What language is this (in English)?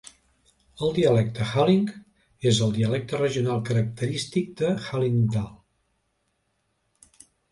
Catalan